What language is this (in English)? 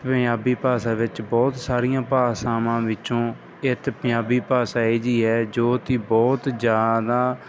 Punjabi